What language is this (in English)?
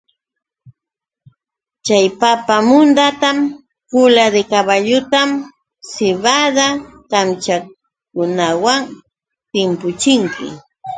Yauyos Quechua